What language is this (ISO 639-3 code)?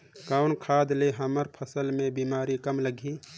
hne